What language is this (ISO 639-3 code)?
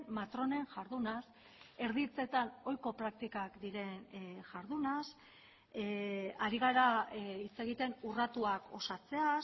eus